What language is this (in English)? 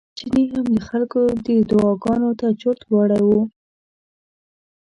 Pashto